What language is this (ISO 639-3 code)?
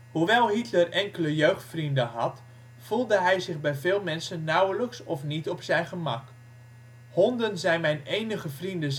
nld